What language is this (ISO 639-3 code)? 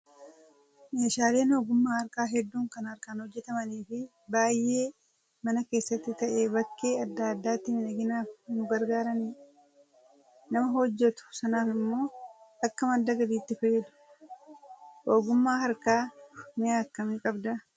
orm